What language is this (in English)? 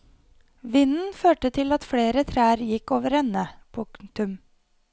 Norwegian